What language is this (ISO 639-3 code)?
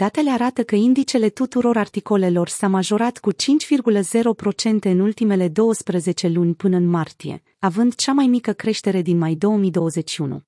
ron